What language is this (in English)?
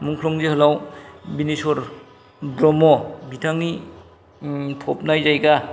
Bodo